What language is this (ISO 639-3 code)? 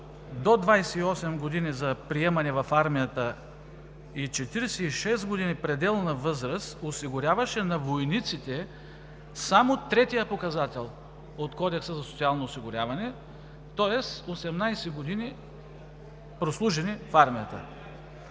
bul